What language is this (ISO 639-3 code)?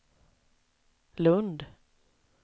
swe